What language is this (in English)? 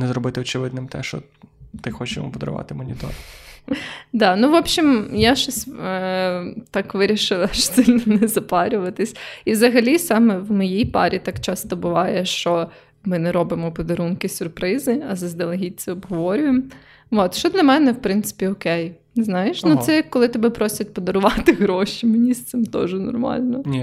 Ukrainian